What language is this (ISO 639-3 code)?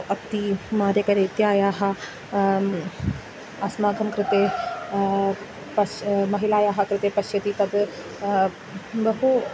san